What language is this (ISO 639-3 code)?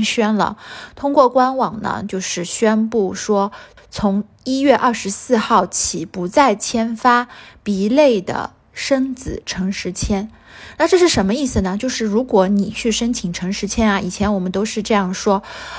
zho